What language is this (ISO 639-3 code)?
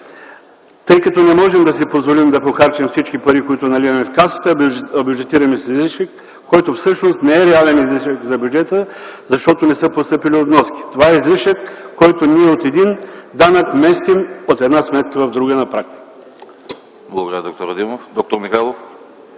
bul